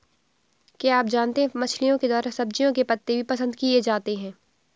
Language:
Hindi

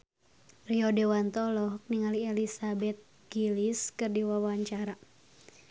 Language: Sundanese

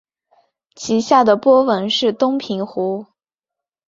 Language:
Chinese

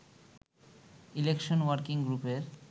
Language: Bangla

